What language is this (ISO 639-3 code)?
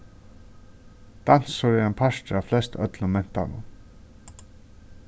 fao